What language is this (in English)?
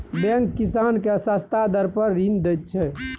Maithili